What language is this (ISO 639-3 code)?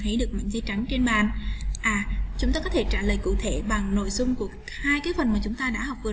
vie